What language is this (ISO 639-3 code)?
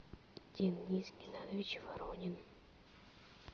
rus